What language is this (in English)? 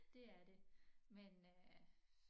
Danish